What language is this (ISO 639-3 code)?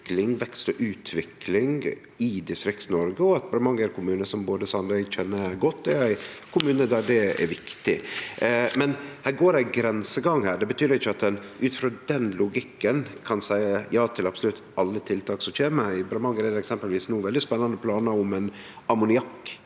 nor